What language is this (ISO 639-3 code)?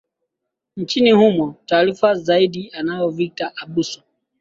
swa